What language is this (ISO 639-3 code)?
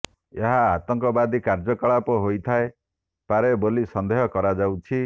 ori